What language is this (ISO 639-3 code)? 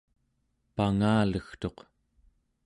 esu